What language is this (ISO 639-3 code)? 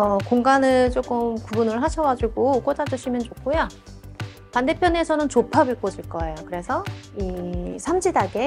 kor